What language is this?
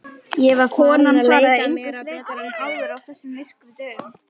Icelandic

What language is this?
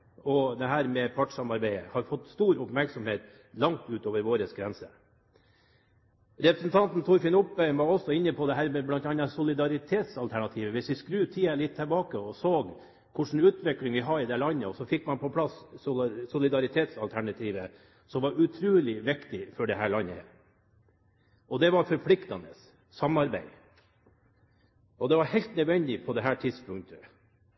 Norwegian Bokmål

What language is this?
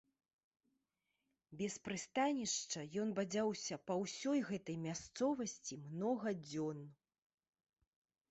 Belarusian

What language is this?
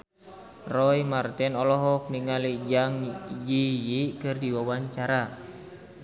Sundanese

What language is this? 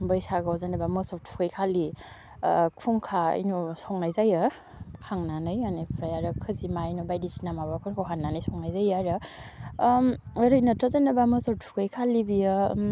Bodo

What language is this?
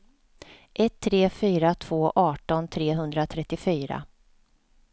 Swedish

